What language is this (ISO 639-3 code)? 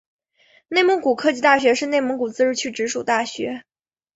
zho